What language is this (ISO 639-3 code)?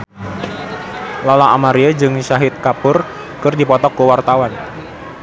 sun